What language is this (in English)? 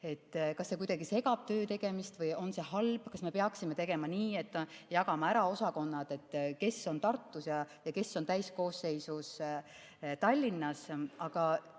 Estonian